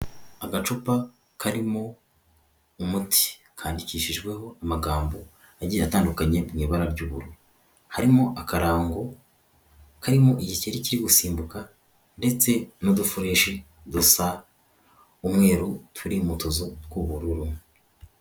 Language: Kinyarwanda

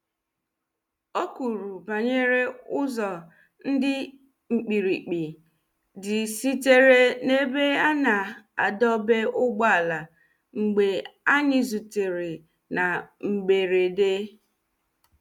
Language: Igbo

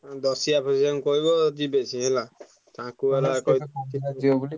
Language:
Odia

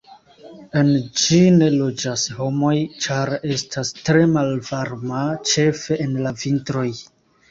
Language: Esperanto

